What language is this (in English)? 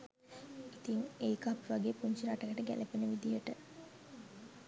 Sinhala